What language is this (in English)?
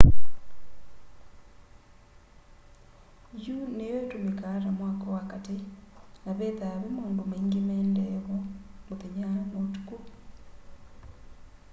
Kamba